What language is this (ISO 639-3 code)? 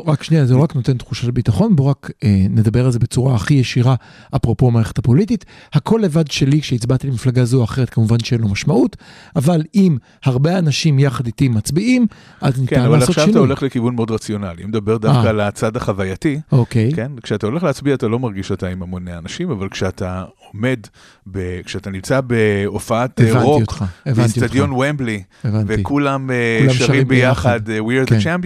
heb